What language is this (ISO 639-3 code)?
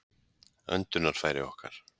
isl